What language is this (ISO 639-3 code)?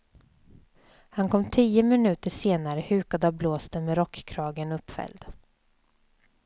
swe